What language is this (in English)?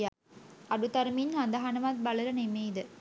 Sinhala